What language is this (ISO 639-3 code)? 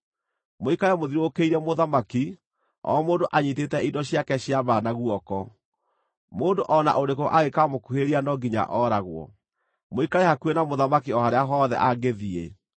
kik